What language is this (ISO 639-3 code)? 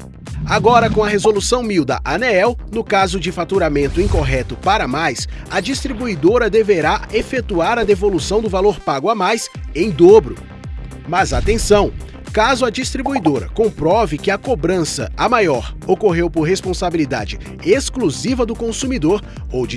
por